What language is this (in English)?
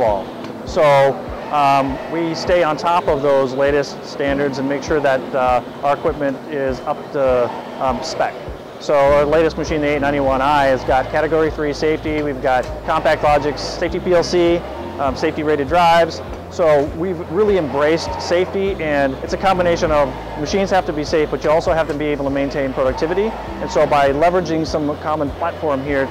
English